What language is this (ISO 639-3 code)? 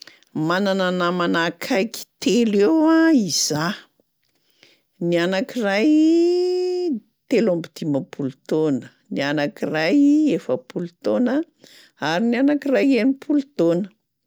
mlg